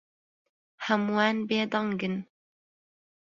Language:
Central Kurdish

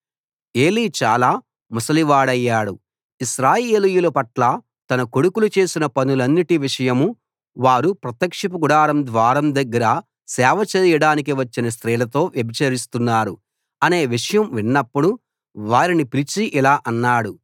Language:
Telugu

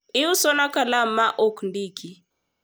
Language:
Luo (Kenya and Tanzania)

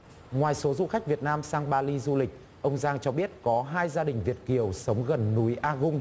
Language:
Vietnamese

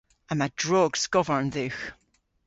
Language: Cornish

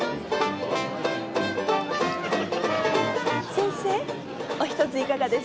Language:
Japanese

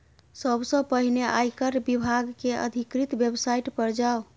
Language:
Maithili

